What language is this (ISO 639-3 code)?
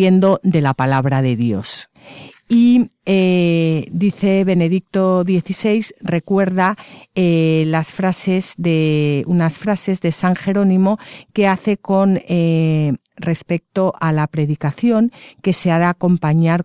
spa